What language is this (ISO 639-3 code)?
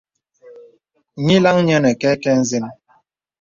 beb